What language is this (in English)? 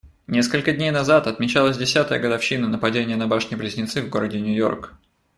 Russian